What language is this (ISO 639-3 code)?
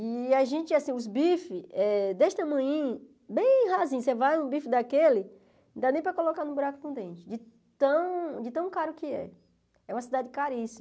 por